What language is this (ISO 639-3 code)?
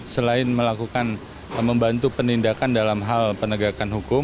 ind